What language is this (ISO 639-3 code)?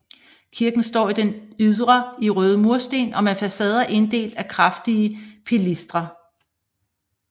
dan